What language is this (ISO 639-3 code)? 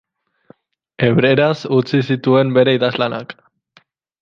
eus